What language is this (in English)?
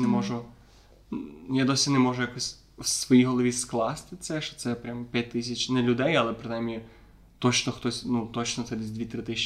Ukrainian